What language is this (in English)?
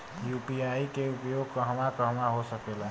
Bhojpuri